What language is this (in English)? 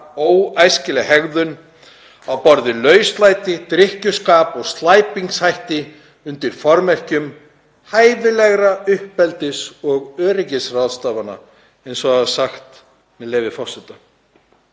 Icelandic